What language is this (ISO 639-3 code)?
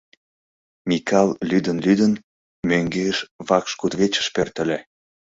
chm